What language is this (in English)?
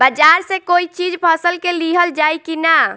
Bhojpuri